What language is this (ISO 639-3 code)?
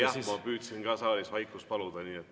est